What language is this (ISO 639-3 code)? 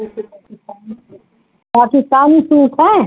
urd